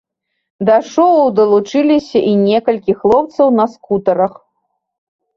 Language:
Belarusian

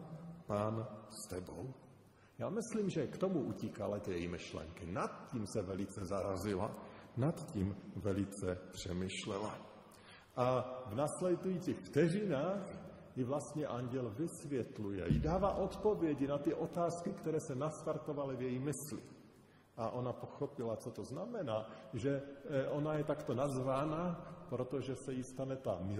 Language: Czech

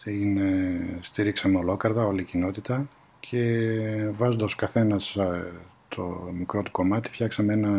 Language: Greek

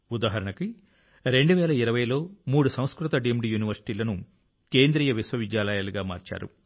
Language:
Telugu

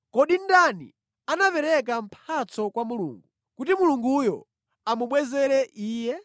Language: Nyanja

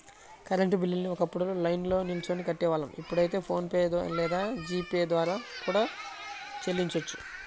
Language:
Telugu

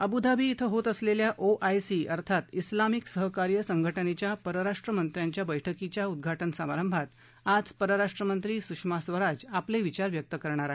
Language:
Marathi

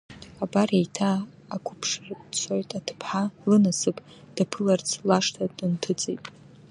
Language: Abkhazian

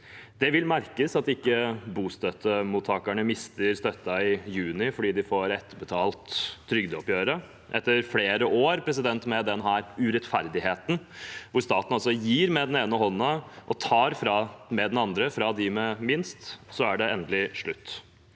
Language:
Norwegian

